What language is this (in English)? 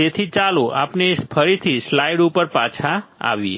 Gujarati